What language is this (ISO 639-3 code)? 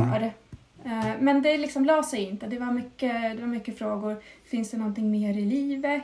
swe